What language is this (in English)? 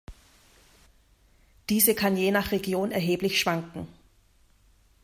German